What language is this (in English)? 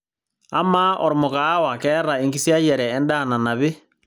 Masai